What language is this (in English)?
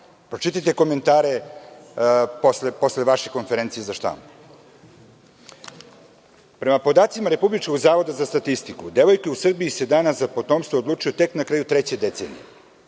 Serbian